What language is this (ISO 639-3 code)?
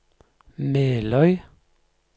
nor